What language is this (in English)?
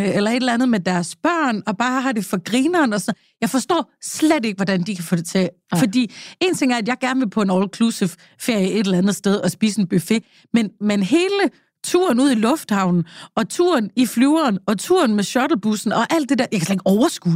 Danish